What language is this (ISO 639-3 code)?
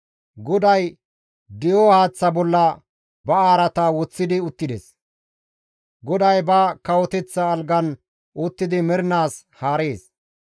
gmv